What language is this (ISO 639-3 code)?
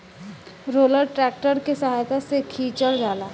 bho